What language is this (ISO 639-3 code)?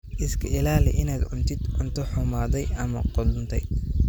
som